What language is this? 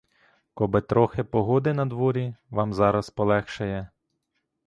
Ukrainian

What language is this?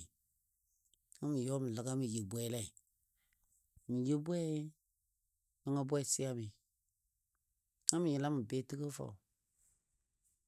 Dadiya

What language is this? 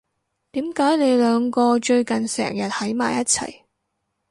Cantonese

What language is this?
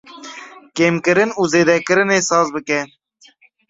Kurdish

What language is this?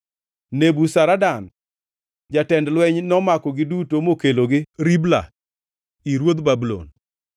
Luo (Kenya and Tanzania)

